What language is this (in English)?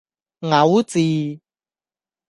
Cantonese